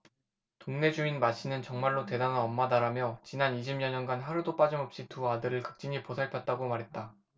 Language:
Korean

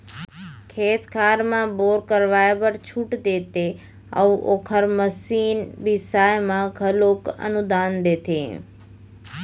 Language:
Chhattisgarhi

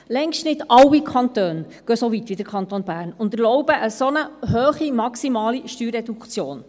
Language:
Swiss German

